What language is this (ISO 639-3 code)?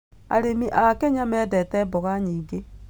kik